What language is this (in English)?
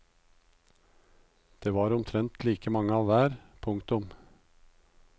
Norwegian